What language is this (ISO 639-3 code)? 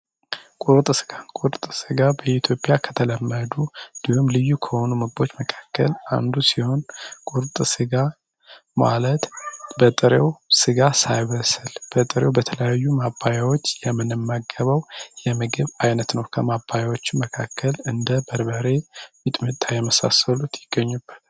amh